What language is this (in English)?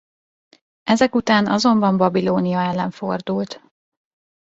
Hungarian